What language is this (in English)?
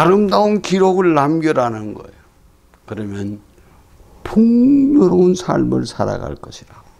Korean